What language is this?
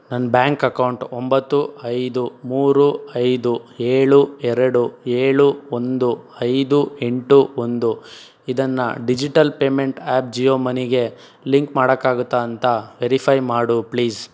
Kannada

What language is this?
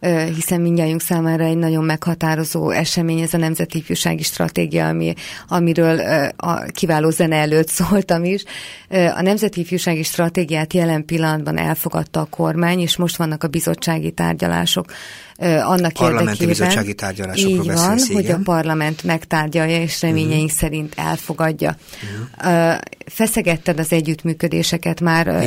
Hungarian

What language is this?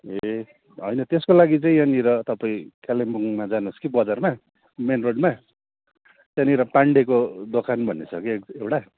Nepali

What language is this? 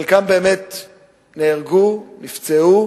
Hebrew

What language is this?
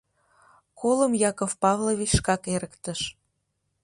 Mari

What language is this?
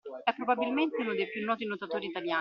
Italian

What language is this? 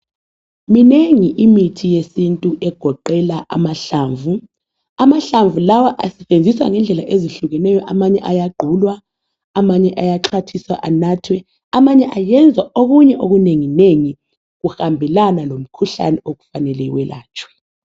North Ndebele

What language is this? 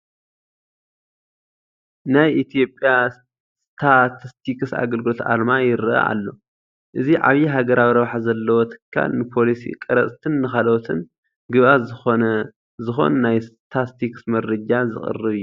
Tigrinya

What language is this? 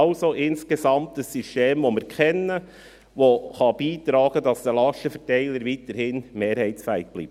Swiss German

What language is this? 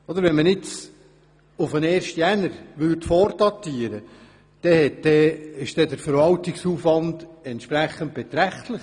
Swiss German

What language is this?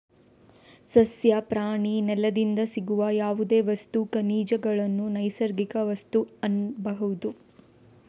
Kannada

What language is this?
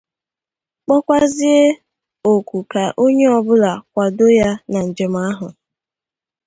Igbo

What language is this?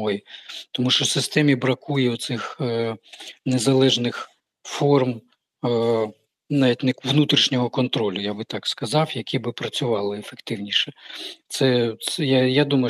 Ukrainian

